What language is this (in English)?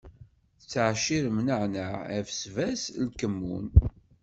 Kabyle